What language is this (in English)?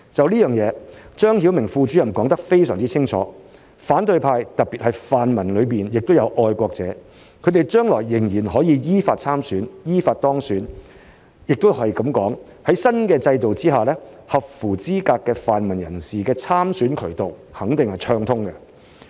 Cantonese